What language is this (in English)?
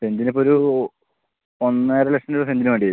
Malayalam